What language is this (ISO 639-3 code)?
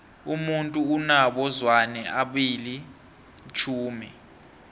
nbl